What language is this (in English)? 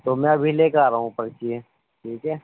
Urdu